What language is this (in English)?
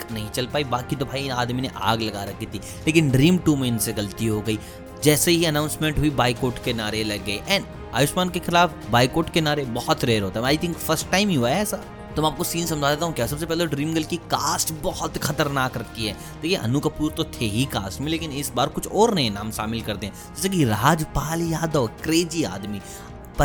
Hindi